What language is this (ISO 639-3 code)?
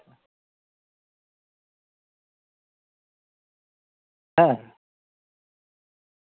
sat